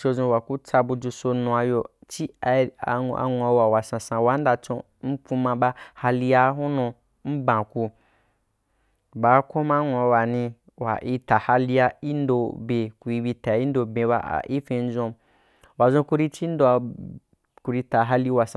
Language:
Wapan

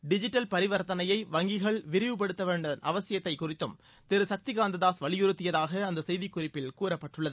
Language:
Tamil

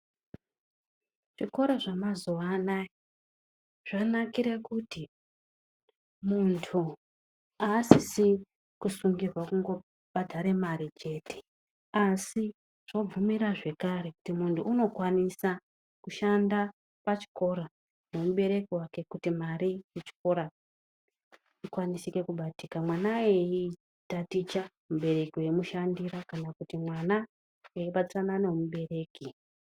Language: Ndau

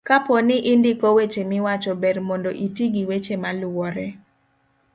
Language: Luo (Kenya and Tanzania)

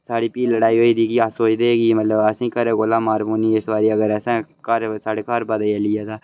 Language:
Dogri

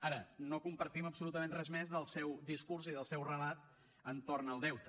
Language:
Catalan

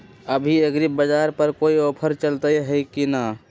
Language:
Magahi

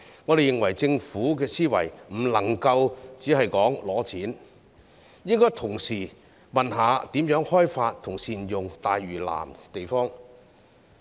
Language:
Cantonese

